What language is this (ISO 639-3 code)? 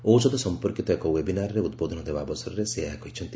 ori